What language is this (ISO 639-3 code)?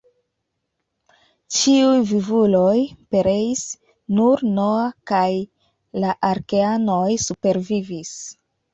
epo